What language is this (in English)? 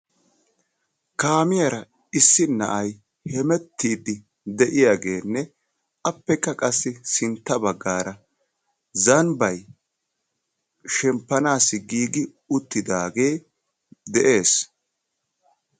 Wolaytta